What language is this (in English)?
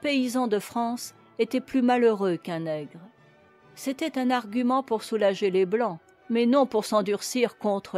French